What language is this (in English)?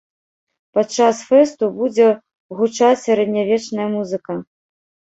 Belarusian